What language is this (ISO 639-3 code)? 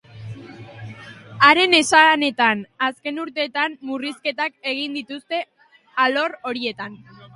eus